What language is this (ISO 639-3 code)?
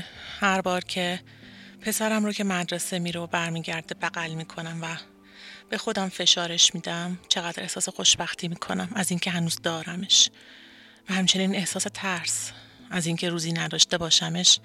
fas